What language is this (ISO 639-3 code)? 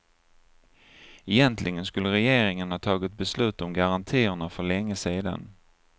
swe